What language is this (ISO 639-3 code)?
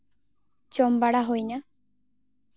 sat